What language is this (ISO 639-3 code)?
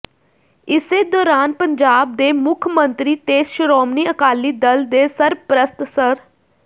pan